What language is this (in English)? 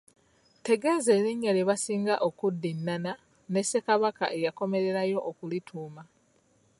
Ganda